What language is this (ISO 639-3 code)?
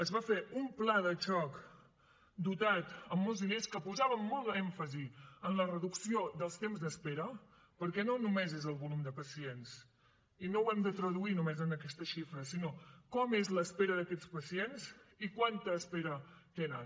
cat